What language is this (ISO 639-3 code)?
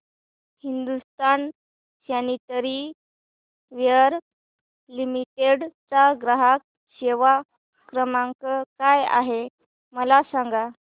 mar